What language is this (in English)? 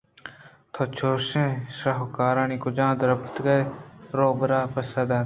Eastern Balochi